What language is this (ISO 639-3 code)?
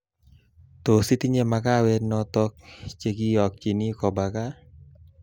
kln